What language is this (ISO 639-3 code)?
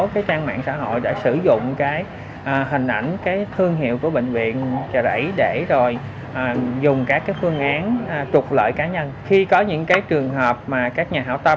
vie